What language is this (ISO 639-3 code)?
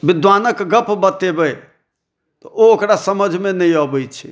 mai